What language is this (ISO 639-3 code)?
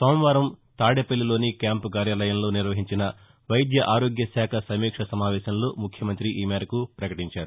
tel